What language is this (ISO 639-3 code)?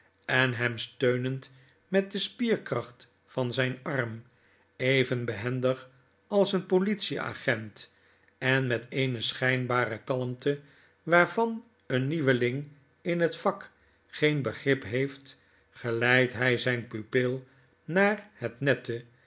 nld